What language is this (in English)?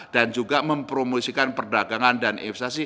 Indonesian